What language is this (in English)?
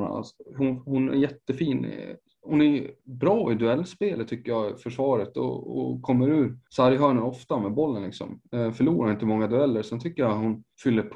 Swedish